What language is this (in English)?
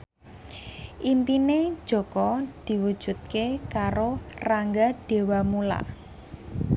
Javanese